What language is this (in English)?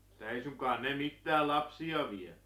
Finnish